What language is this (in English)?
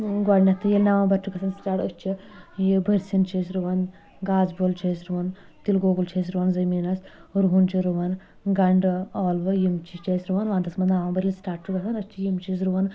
Kashmiri